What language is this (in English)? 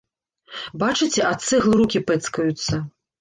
Belarusian